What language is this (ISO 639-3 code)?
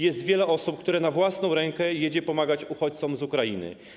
pol